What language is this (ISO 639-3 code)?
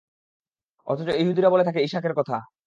ben